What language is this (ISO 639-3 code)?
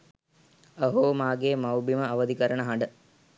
sin